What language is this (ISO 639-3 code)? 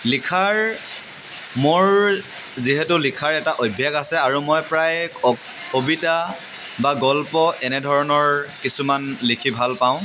asm